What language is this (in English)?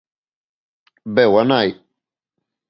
Galician